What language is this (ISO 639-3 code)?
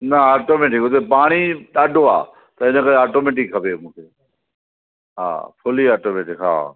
snd